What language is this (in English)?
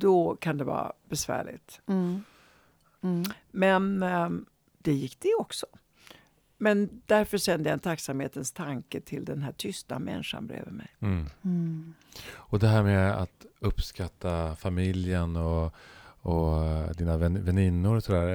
Swedish